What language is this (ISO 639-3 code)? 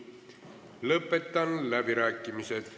est